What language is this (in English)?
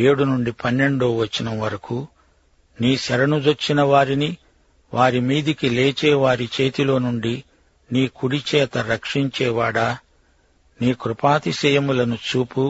Telugu